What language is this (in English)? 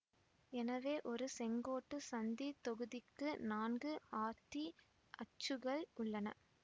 Tamil